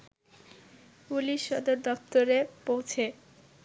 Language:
Bangla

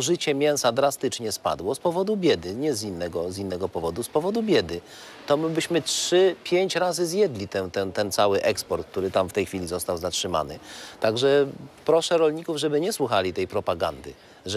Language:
Polish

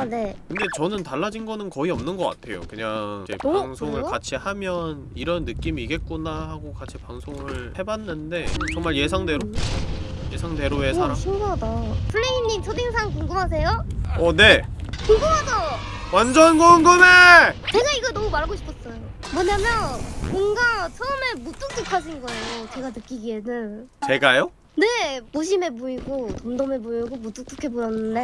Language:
Korean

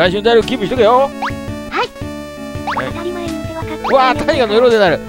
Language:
Japanese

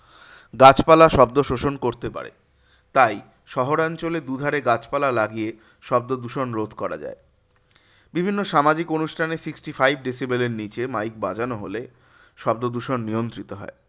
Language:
Bangla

